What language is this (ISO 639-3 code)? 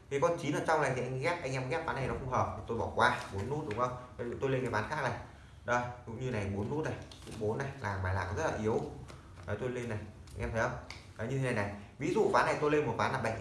vie